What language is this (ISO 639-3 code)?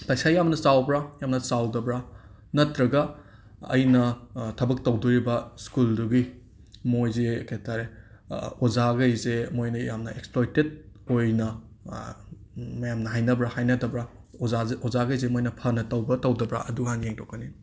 mni